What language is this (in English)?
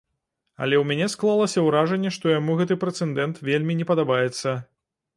Belarusian